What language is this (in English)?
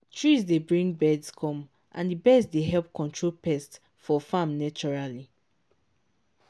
Nigerian Pidgin